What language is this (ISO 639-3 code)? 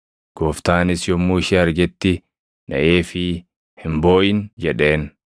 orm